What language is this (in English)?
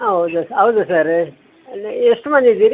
Kannada